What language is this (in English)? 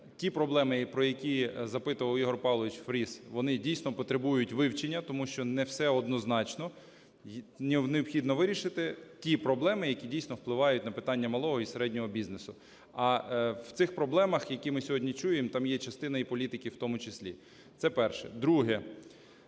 Ukrainian